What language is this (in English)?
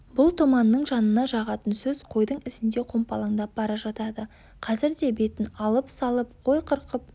Kazakh